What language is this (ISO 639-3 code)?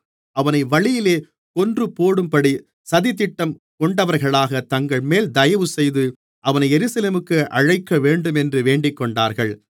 tam